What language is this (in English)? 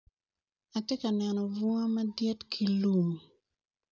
Acoli